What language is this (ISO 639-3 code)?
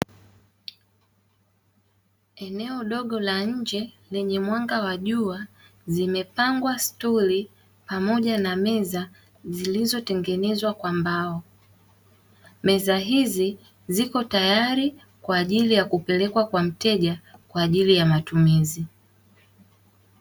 swa